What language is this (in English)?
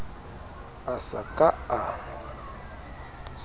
Southern Sotho